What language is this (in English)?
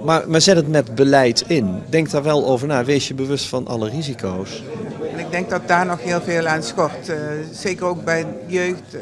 Dutch